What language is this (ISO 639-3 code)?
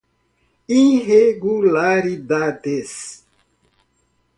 por